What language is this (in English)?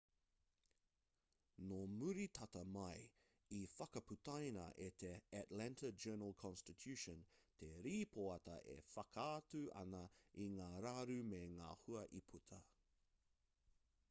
Māori